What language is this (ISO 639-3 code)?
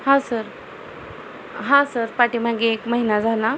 mar